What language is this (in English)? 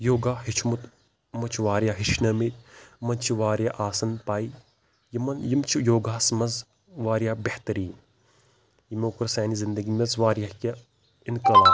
Kashmiri